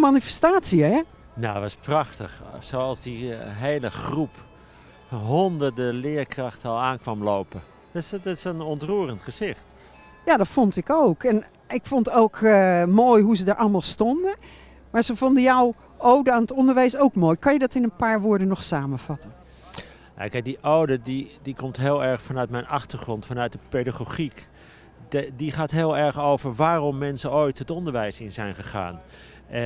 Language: Dutch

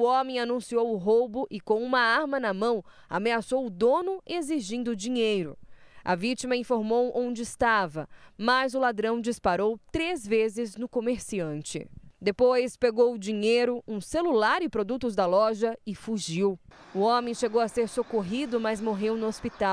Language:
Portuguese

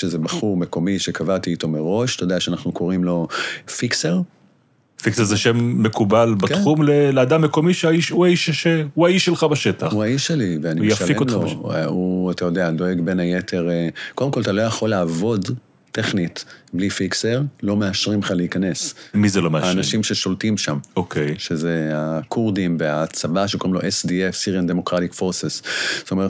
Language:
Hebrew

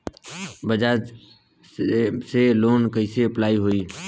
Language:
Bhojpuri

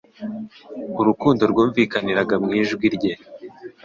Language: Kinyarwanda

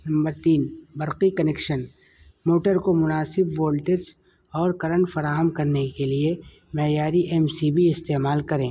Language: Urdu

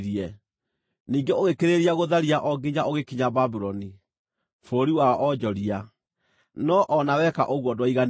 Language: Kikuyu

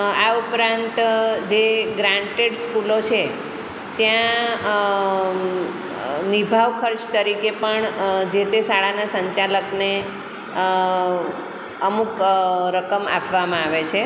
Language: Gujarati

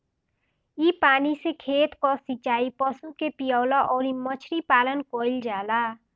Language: Bhojpuri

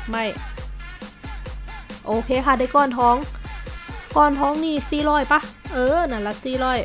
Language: Thai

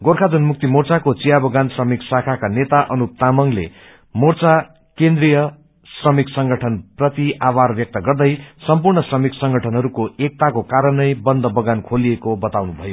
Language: Nepali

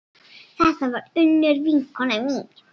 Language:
Icelandic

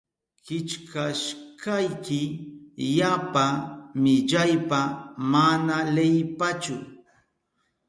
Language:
Southern Pastaza Quechua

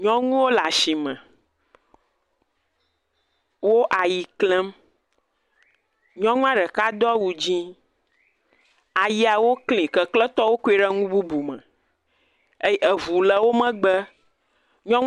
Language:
Ewe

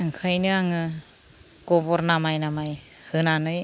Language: Bodo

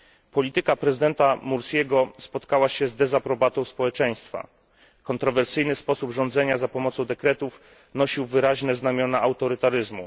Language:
Polish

